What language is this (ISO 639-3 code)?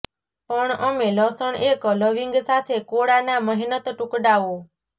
guj